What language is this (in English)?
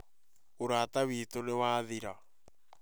Kikuyu